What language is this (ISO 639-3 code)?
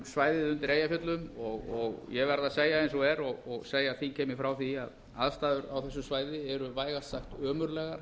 isl